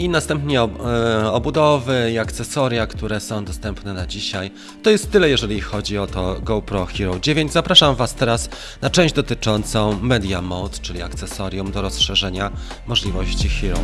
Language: Polish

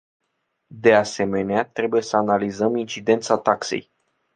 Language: Romanian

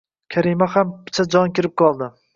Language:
Uzbek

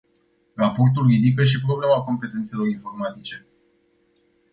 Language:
Romanian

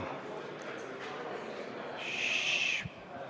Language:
Estonian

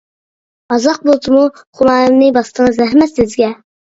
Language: Uyghur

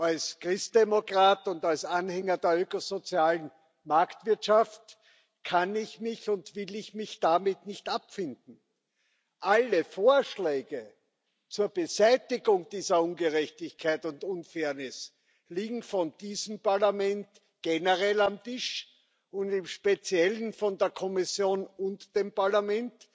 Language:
German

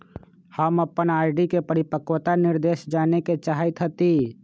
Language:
Magahi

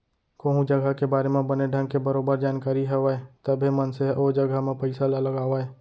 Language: Chhattisgarhi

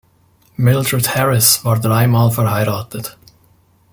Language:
German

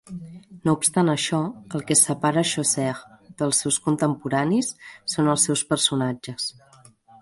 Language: Catalan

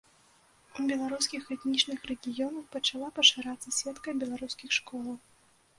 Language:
Belarusian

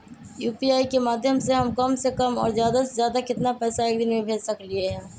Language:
Magahi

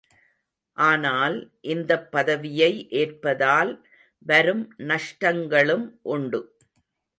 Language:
Tamil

